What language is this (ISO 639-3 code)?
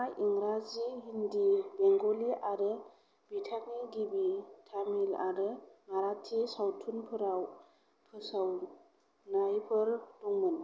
brx